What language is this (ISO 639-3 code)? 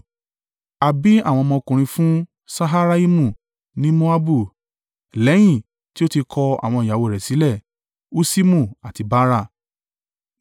yor